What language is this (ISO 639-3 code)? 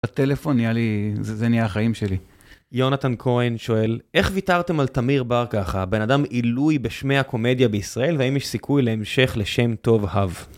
heb